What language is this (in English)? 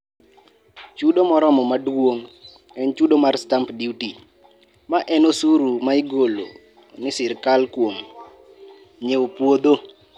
Luo (Kenya and Tanzania)